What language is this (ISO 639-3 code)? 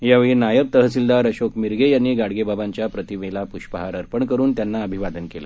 mar